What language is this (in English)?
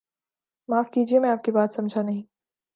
Urdu